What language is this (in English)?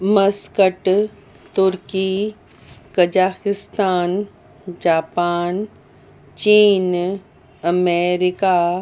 Sindhi